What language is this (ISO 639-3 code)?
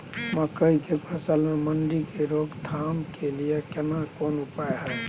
mai